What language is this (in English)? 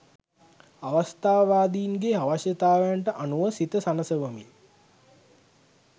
Sinhala